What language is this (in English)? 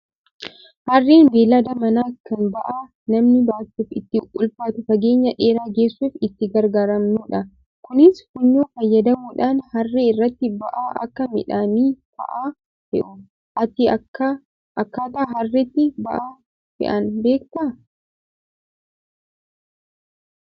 Oromo